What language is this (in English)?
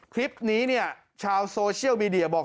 Thai